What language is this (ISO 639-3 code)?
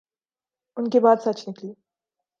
urd